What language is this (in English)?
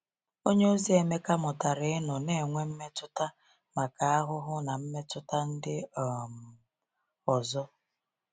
Igbo